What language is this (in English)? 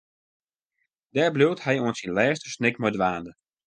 Western Frisian